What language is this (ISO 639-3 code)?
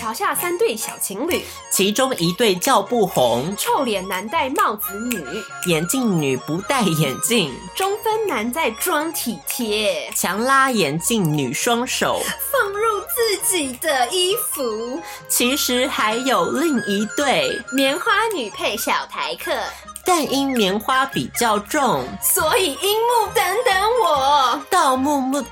zho